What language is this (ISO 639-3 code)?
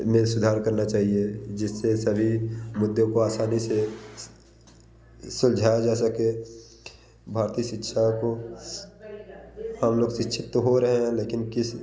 hin